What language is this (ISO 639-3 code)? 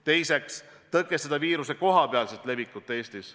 est